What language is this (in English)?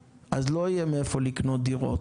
Hebrew